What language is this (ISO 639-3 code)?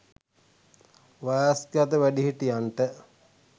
sin